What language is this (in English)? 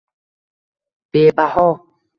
Uzbek